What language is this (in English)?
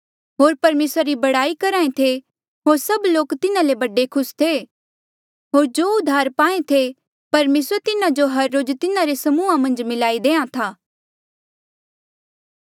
Mandeali